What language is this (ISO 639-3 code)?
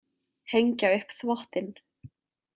isl